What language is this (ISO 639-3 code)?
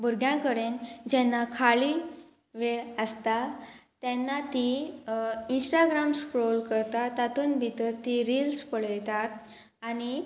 kok